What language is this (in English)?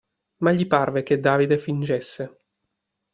Italian